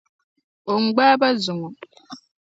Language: Dagbani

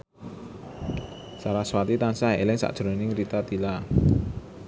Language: Javanese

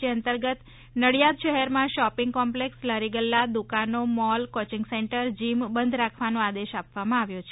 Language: Gujarati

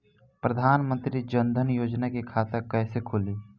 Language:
Bhojpuri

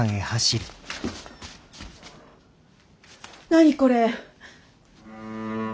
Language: Japanese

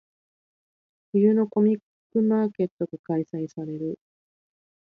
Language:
Japanese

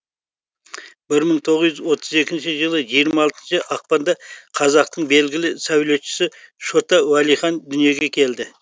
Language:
Kazakh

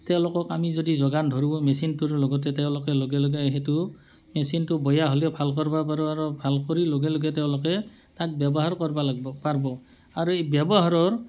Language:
Assamese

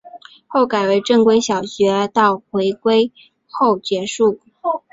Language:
Chinese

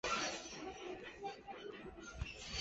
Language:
Chinese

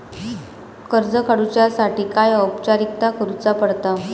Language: Marathi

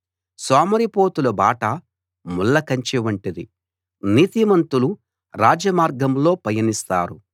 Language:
Telugu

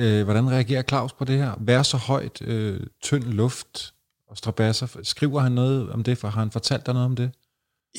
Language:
Danish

